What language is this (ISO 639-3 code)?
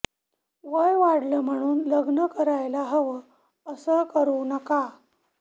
mar